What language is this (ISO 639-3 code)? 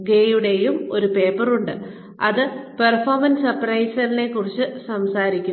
mal